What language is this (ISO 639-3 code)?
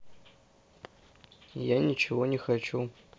rus